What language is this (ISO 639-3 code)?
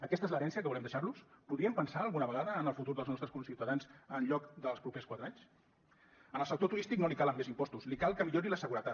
cat